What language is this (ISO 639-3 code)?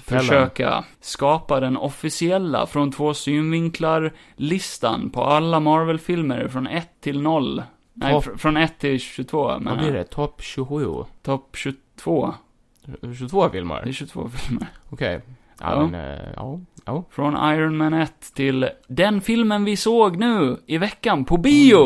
swe